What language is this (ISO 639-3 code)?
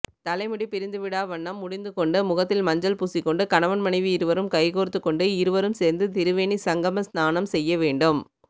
tam